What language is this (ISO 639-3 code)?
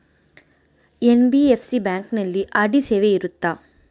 kan